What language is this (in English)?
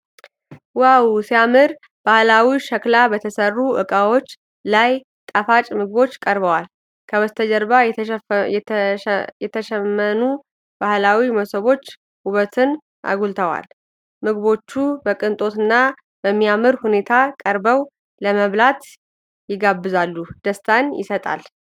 Amharic